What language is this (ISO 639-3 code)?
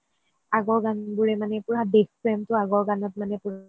asm